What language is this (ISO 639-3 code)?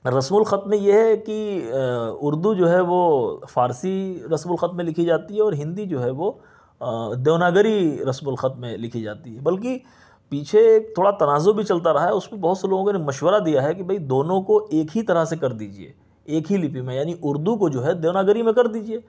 urd